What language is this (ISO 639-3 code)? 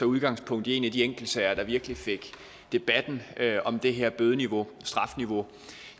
dan